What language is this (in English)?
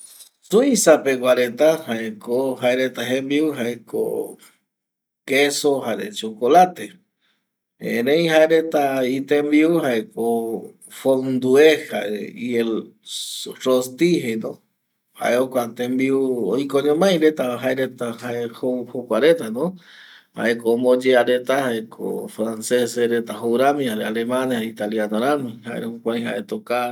Eastern Bolivian Guaraní